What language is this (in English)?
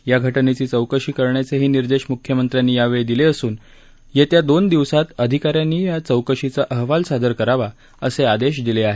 Marathi